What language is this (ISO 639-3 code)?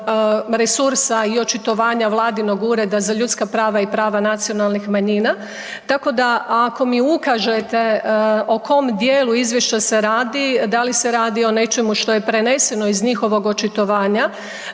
hrv